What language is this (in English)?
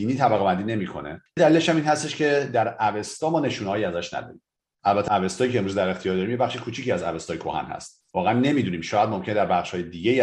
Persian